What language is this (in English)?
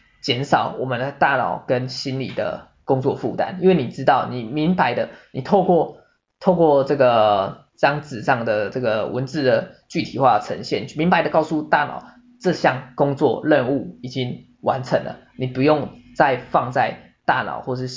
Chinese